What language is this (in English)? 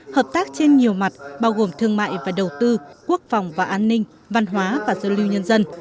Vietnamese